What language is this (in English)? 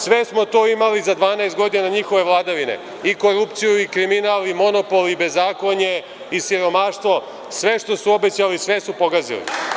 Serbian